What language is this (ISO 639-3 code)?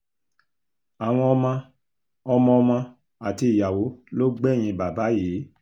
yor